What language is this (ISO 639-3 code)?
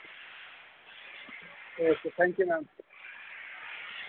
doi